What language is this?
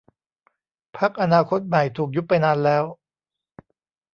Thai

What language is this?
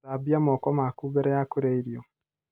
Kikuyu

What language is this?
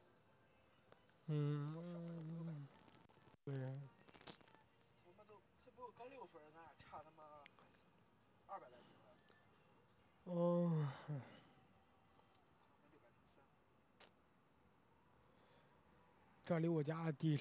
Chinese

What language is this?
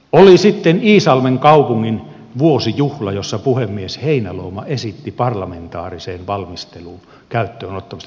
Finnish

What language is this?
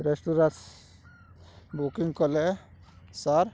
Odia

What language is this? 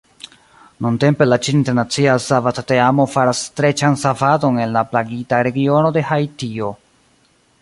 Esperanto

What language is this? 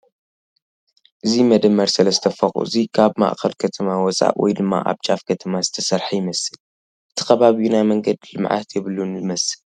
Tigrinya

